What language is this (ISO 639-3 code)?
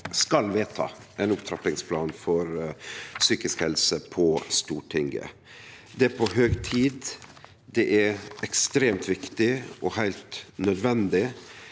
nor